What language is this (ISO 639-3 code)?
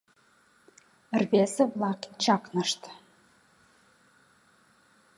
chm